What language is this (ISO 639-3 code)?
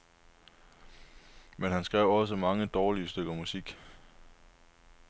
dan